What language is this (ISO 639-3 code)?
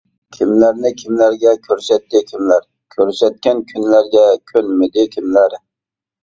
uig